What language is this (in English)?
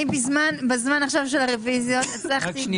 Hebrew